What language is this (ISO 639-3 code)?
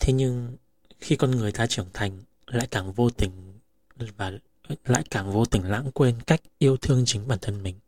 vie